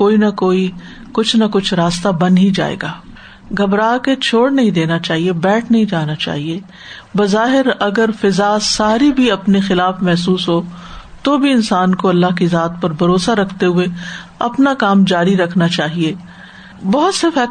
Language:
Urdu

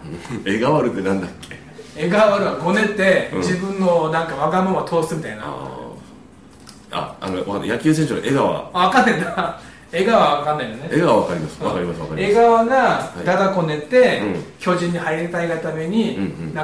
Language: Japanese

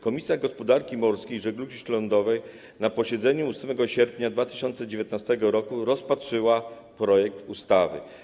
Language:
Polish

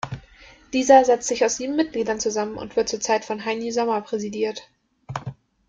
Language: German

